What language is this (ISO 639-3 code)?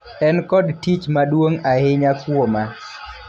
luo